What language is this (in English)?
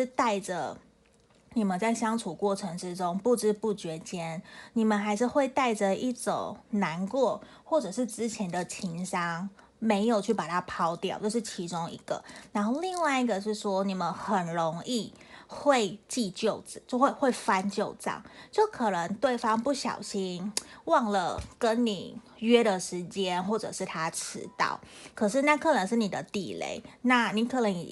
Chinese